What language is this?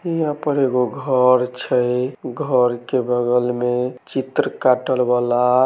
Maithili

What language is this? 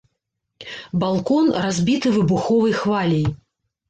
Belarusian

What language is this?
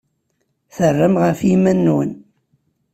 Kabyle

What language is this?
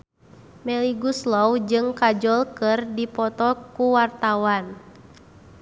Sundanese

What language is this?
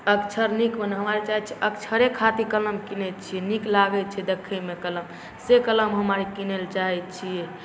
Maithili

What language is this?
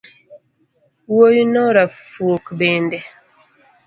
Luo (Kenya and Tanzania)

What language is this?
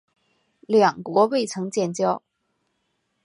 Chinese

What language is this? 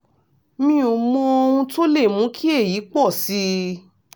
Yoruba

